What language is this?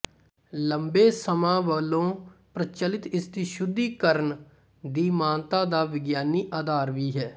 Punjabi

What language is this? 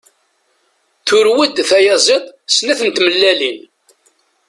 Kabyle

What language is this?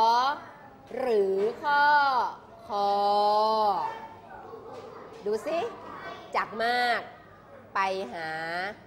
Thai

